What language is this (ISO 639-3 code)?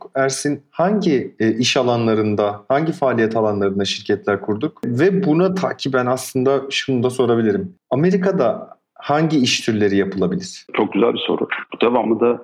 tur